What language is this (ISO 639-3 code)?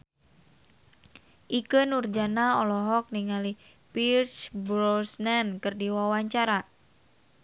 sun